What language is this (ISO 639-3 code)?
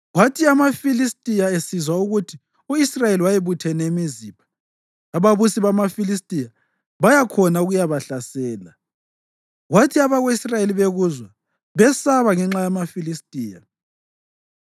nde